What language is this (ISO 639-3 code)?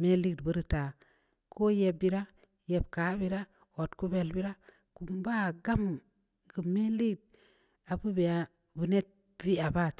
ndi